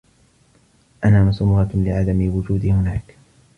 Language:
Arabic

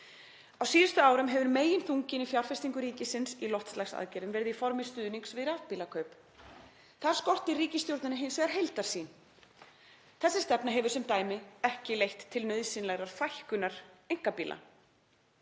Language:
Icelandic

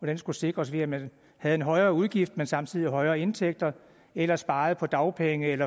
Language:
Danish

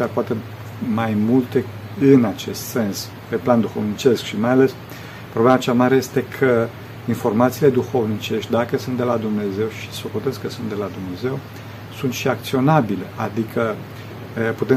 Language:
Romanian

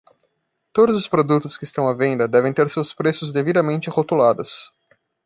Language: Portuguese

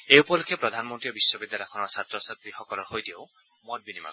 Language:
Assamese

